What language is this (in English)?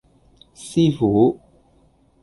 Cantonese